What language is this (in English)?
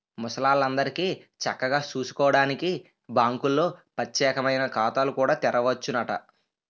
Telugu